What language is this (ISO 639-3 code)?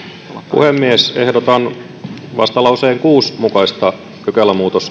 fin